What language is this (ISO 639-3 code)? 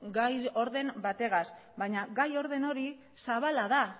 eus